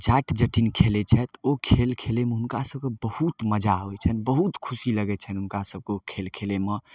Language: Maithili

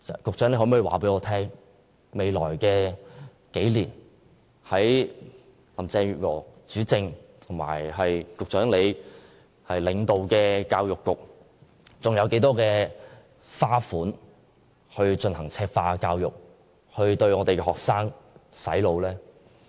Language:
Cantonese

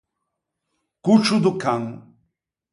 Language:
Ligurian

